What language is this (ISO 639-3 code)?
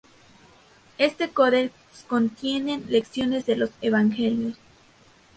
spa